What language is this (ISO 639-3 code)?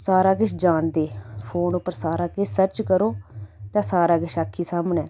doi